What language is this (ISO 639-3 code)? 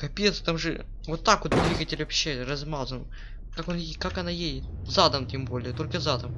rus